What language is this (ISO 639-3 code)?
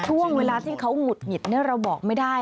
tha